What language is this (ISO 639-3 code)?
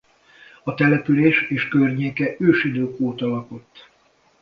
hun